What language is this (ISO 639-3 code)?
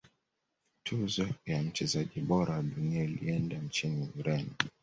swa